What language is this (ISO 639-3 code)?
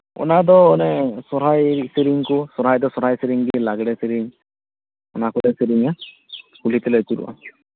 sat